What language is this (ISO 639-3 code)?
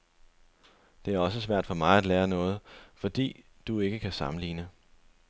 dan